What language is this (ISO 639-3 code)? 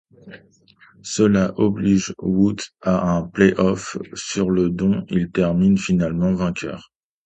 fra